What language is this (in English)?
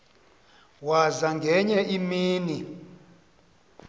Xhosa